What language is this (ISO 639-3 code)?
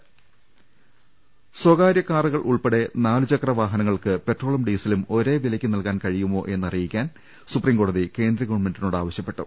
mal